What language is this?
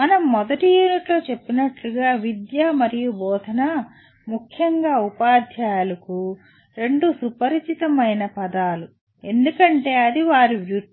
Telugu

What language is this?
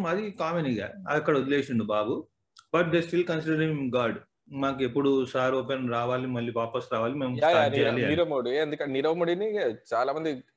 Telugu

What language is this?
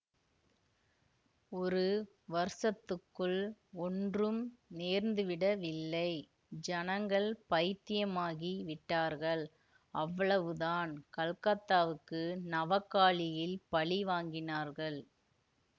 Tamil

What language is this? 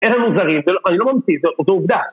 Hebrew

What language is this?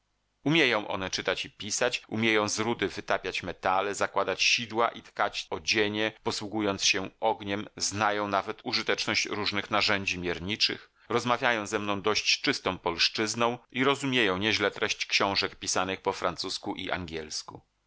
Polish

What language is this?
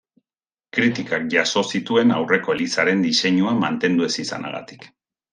Basque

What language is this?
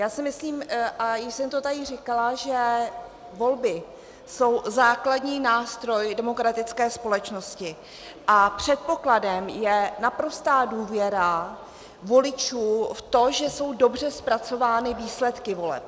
Czech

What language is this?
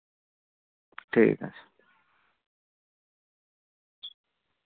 Santali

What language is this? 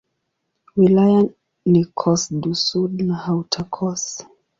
Swahili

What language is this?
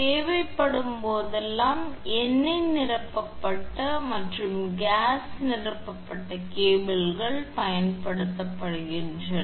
Tamil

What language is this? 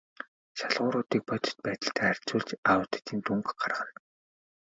Mongolian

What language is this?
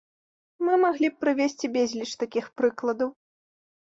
Belarusian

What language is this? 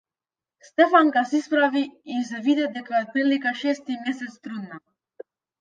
Macedonian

